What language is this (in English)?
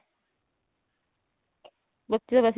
Punjabi